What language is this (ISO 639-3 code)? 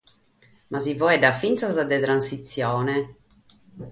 srd